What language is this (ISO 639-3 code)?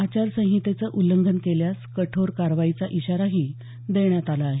mar